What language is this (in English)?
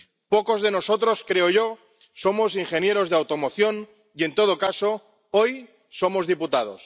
Spanish